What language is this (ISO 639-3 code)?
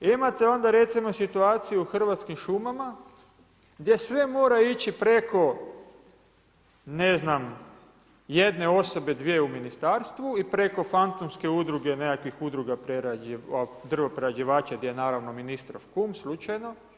hrv